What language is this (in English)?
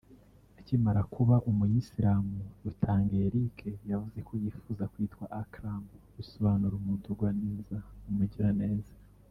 Kinyarwanda